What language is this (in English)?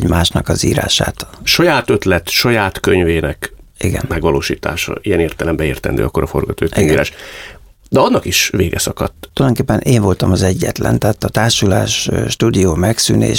Hungarian